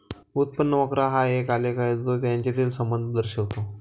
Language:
Marathi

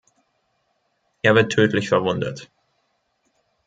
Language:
German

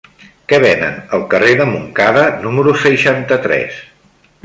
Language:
Catalan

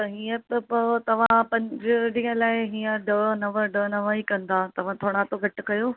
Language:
Sindhi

